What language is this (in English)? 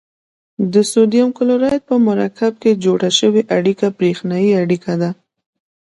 Pashto